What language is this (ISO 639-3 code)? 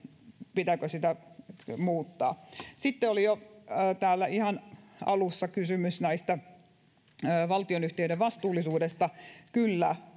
fin